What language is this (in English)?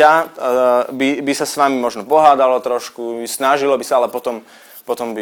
Slovak